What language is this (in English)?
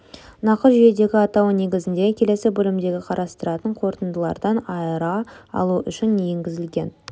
Kazakh